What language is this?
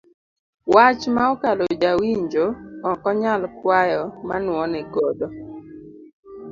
Luo (Kenya and Tanzania)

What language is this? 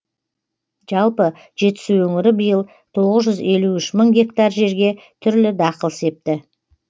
Kazakh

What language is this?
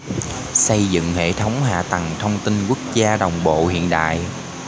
Vietnamese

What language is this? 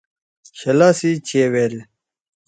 Torwali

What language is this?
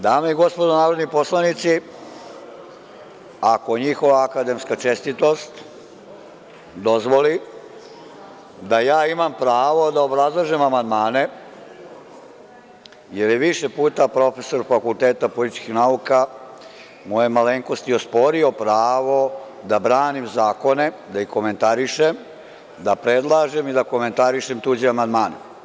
Serbian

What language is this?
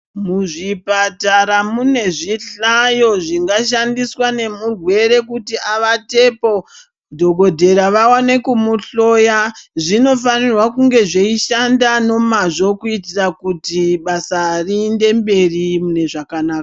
Ndau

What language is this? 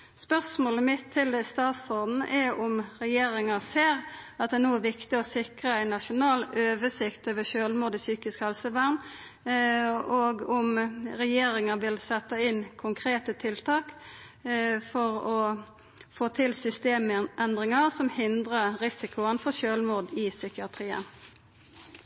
Norwegian Nynorsk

